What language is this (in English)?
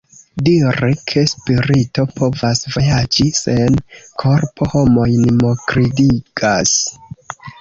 Esperanto